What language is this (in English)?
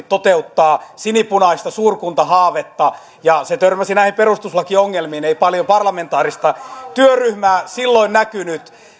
Finnish